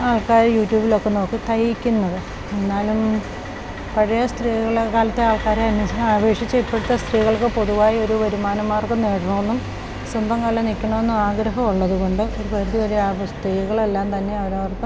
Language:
Malayalam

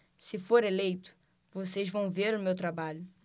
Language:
Portuguese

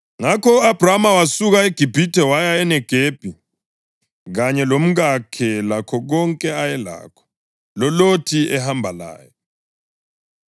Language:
North Ndebele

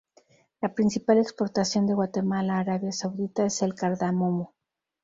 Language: Spanish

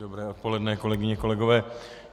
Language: Czech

